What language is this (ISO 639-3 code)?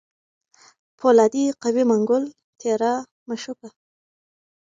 pus